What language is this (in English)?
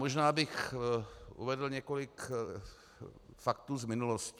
Czech